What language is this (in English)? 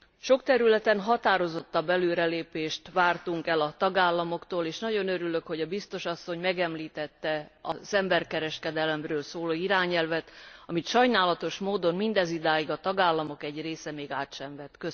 Hungarian